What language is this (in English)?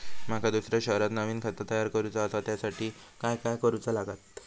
Marathi